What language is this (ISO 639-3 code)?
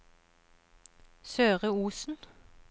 nor